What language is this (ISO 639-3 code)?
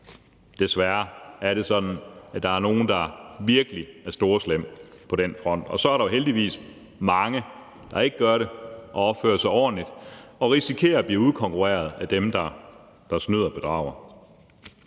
dan